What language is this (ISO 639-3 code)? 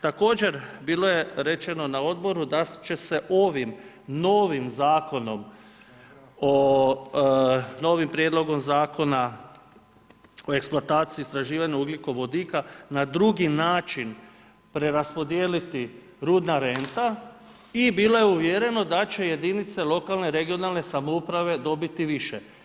hrv